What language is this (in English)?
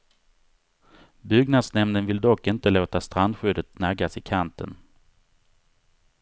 Swedish